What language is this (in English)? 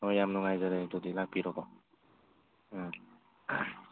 Manipuri